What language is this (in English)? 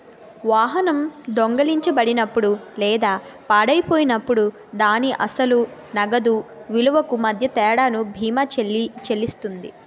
Telugu